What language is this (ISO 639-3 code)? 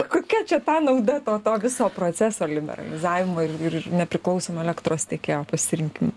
lit